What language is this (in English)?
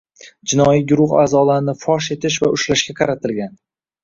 Uzbek